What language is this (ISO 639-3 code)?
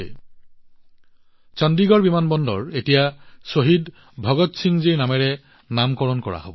asm